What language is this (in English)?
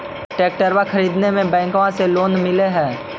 Magahi